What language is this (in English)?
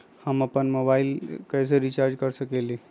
Magahi